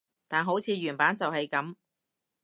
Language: Cantonese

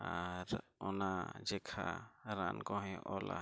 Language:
Santali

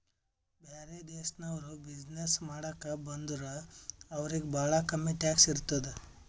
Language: Kannada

